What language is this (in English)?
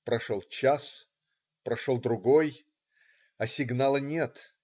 Russian